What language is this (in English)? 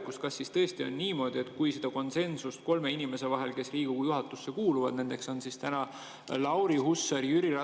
Estonian